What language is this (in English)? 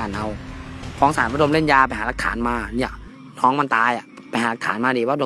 Thai